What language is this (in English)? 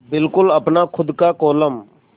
Hindi